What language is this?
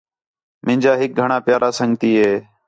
Khetrani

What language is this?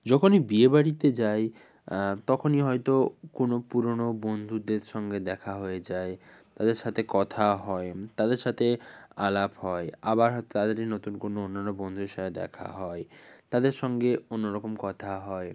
Bangla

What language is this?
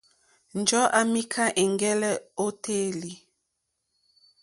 Mokpwe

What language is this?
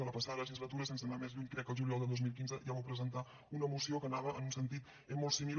Catalan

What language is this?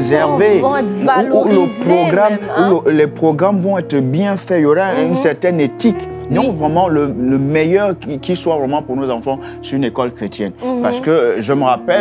French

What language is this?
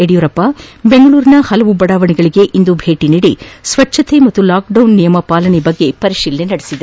Kannada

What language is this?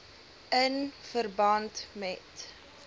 Afrikaans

